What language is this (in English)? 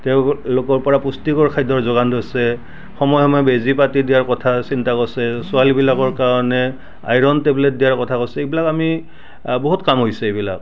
Assamese